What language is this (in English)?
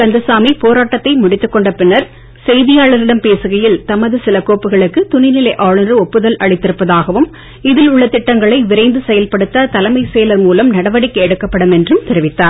Tamil